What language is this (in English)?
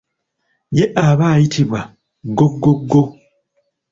Ganda